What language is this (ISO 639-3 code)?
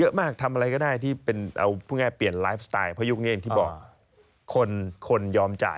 tha